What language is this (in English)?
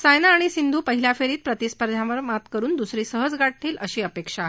Marathi